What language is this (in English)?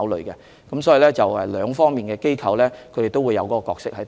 Cantonese